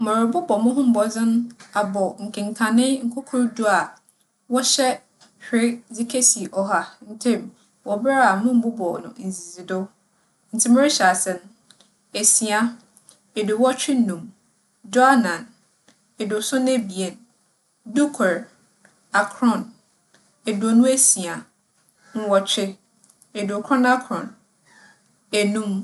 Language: Akan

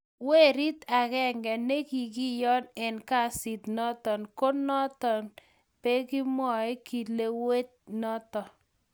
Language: Kalenjin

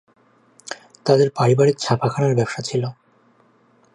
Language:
Bangla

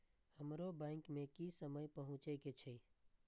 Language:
Maithili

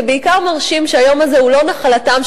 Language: Hebrew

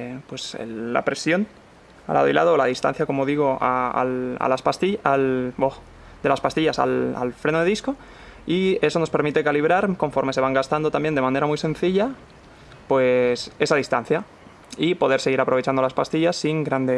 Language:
Spanish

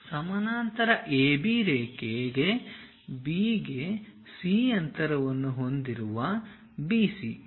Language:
Kannada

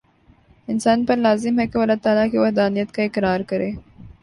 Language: Urdu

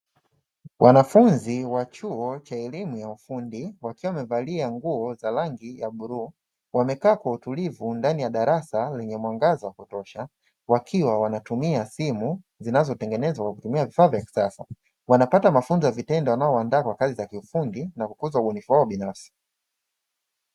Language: Swahili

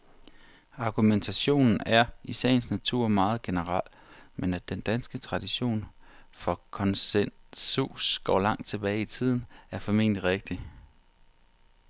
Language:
Danish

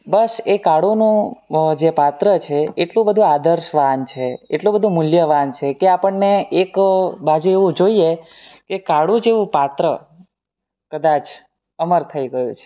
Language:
Gujarati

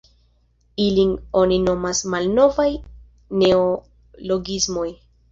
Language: Esperanto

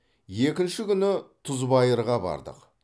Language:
Kazakh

